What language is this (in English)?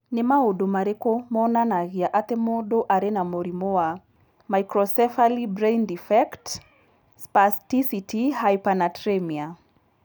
Kikuyu